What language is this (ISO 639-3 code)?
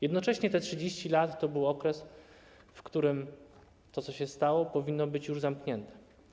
pol